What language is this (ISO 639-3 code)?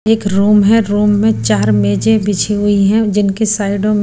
hin